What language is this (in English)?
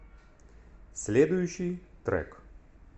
Russian